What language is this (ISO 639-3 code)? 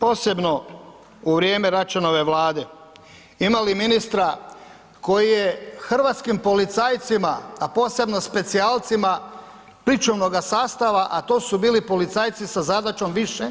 hrv